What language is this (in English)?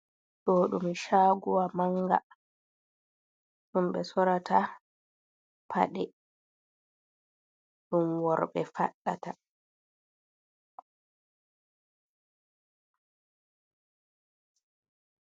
Fula